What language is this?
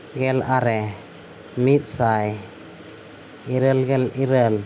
Santali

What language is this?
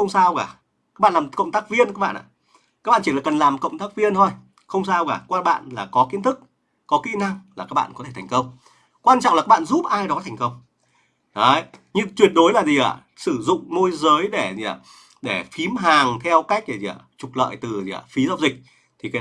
Vietnamese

